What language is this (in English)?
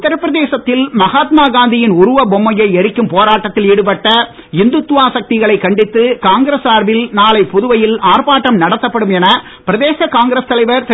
Tamil